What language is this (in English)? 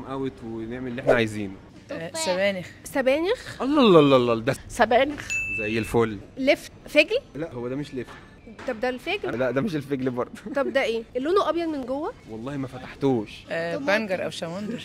Arabic